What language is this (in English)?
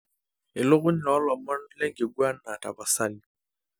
Masai